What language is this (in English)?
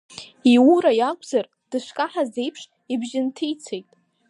Abkhazian